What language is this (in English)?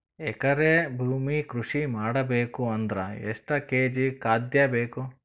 Kannada